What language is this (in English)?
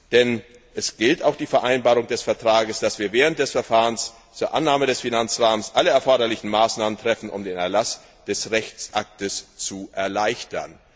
German